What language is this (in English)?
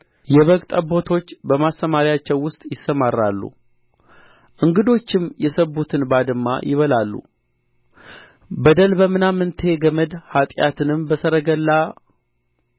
Amharic